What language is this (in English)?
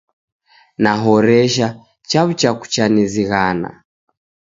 Taita